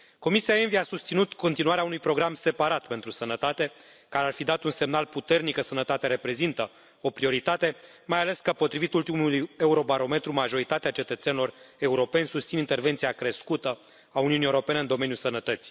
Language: Romanian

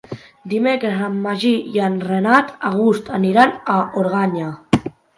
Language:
Catalan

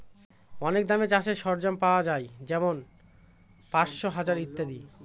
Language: Bangla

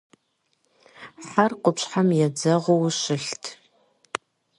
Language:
Kabardian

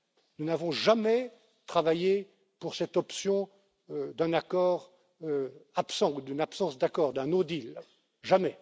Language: French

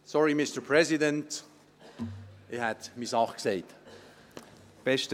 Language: Swiss German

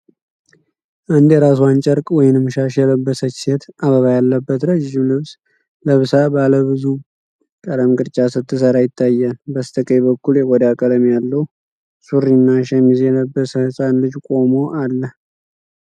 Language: Amharic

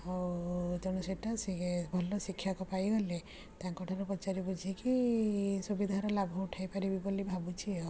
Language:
Odia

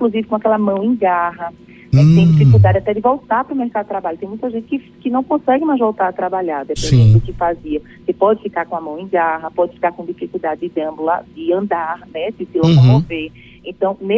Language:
Portuguese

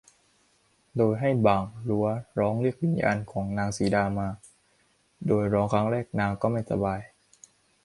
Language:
Thai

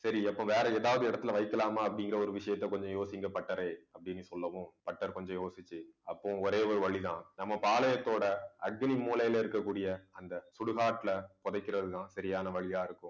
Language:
Tamil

